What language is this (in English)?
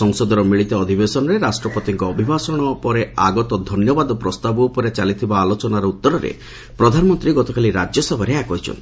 Odia